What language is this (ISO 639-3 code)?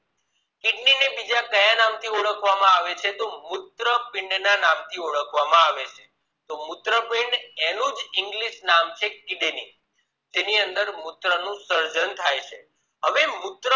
guj